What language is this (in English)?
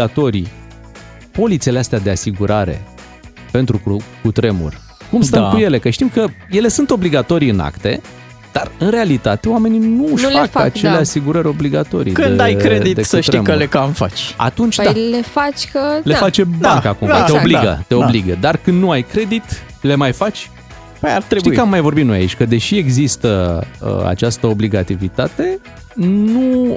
Romanian